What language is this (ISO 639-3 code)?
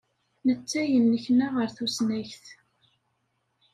kab